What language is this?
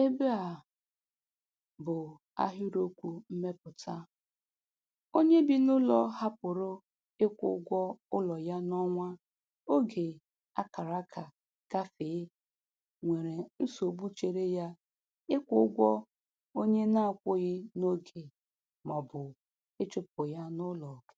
Igbo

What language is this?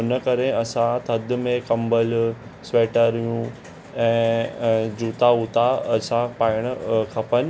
Sindhi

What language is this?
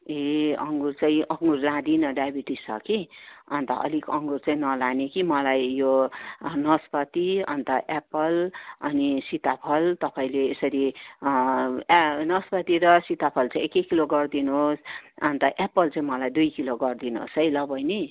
Nepali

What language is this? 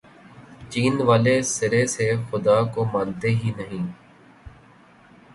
Urdu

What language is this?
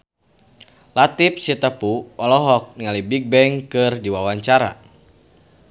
Sundanese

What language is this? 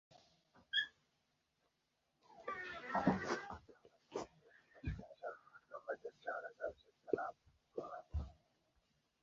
Uzbek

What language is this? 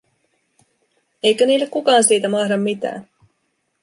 Finnish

